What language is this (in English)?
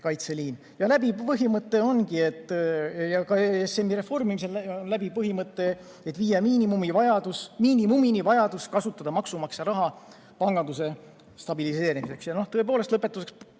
Estonian